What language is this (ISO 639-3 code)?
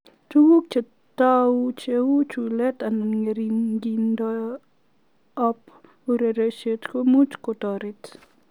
kln